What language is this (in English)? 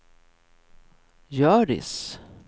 Swedish